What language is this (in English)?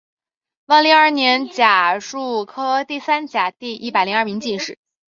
Chinese